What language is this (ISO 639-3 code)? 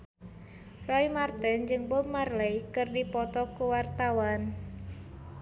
sun